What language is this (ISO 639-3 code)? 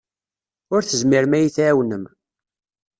kab